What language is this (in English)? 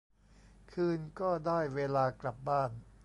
Thai